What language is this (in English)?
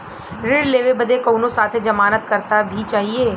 Bhojpuri